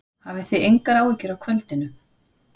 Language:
Icelandic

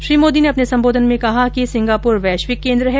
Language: Hindi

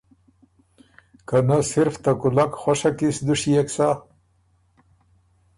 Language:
Ormuri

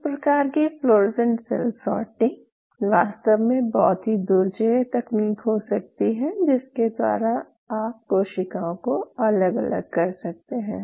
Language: Hindi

